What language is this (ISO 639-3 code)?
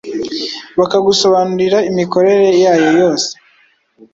kin